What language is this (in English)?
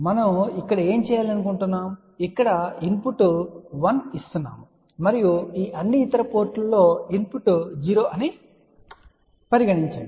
Telugu